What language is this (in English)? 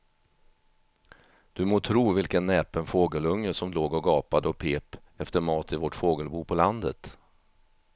Swedish